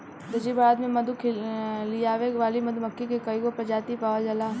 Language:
Bhojpuri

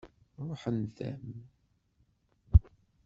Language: Kabyle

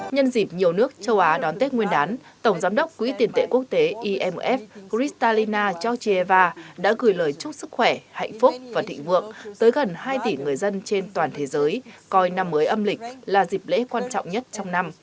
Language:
Vietnamese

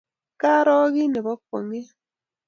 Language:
Kalenjin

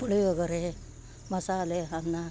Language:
Kannada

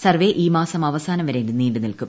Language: Malayalam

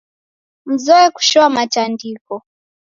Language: Taita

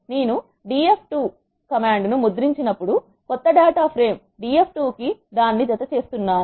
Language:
Telugu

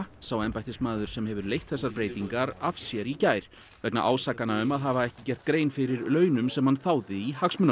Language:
Icelandic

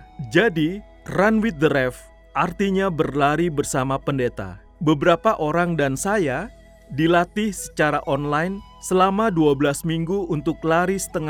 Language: Indonesian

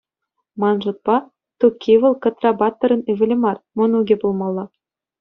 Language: Chuvash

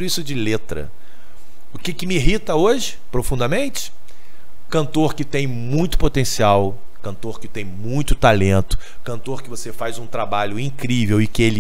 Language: Portuguese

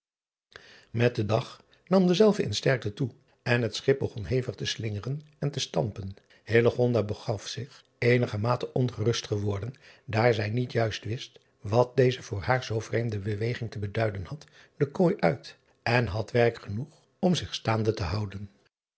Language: Dutch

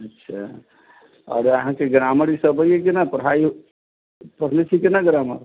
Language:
Maithili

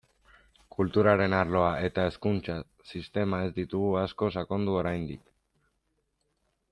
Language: Basque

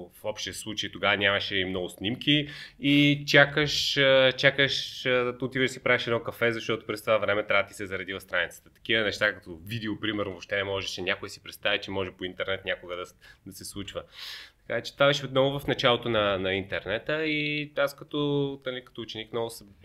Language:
Bulgarian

